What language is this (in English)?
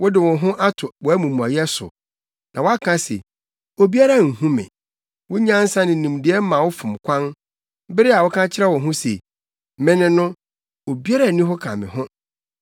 Akan